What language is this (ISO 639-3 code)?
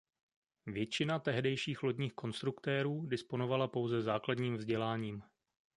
ces